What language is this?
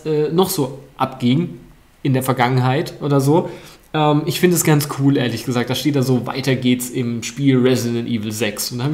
German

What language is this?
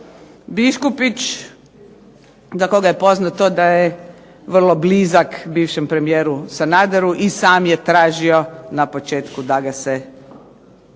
Croatian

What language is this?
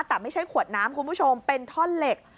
Thai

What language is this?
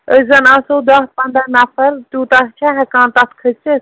Kashmiri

